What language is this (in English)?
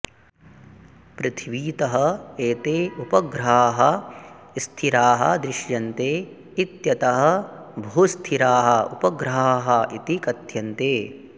Sanskrit